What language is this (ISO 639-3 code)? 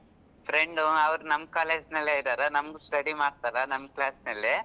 kan